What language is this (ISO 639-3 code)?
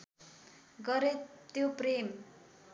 nep